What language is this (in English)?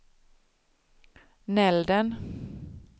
Swedish